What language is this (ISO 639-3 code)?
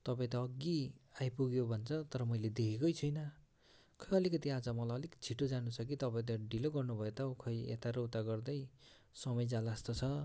nep